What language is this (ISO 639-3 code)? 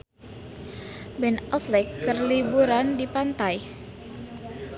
sun